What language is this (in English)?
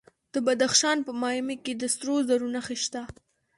Pashto